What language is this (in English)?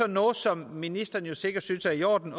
Danish